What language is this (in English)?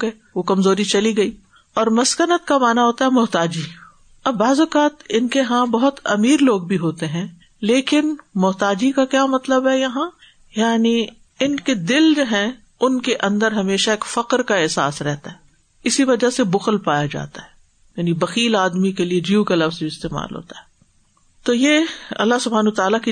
Urdu